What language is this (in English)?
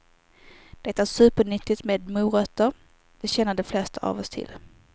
Swedish